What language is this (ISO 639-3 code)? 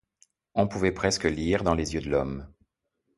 fra